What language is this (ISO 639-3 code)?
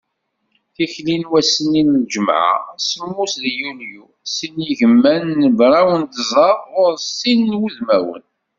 kab